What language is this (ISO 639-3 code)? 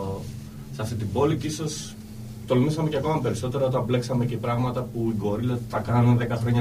ell